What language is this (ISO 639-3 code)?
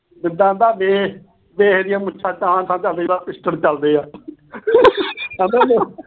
pan